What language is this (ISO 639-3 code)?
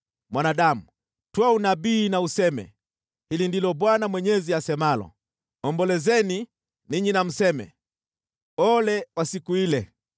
swa